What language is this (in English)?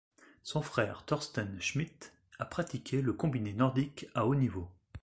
French